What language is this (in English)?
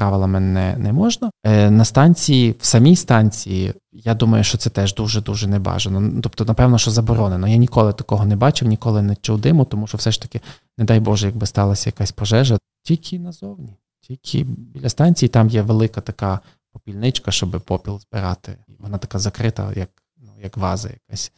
Ukrainian